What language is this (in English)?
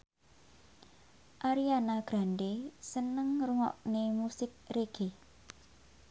Javanese